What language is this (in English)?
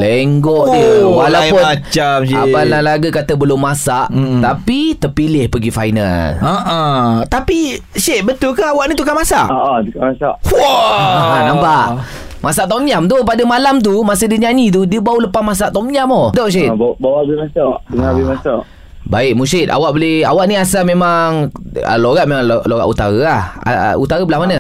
Malay